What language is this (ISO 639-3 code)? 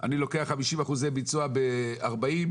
heb